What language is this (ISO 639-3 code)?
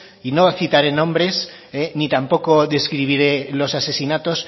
spa